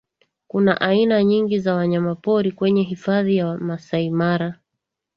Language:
Swahili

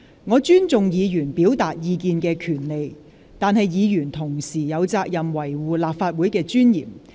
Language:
Cantonese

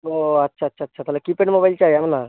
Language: Bangla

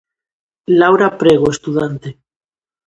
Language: Galician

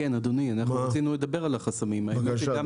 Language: Hebrew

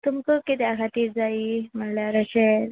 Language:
Konkani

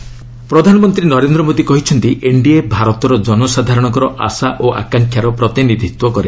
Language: Odia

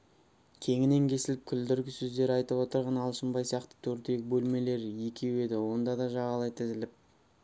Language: Kazakh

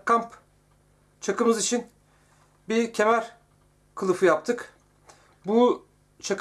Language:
Turkish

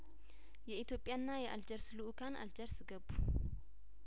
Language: Amharic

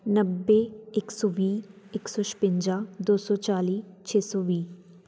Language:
Punjabi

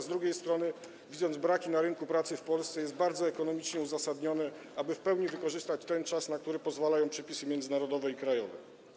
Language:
Polish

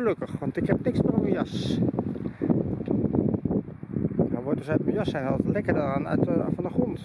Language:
Dutch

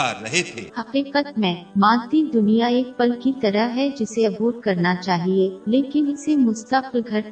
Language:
Urdu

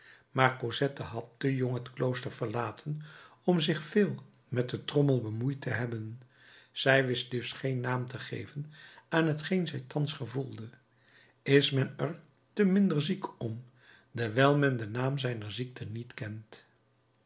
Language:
Dutch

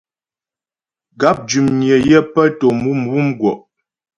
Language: Ghomala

